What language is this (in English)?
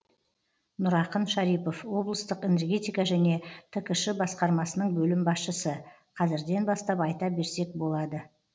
Kazakh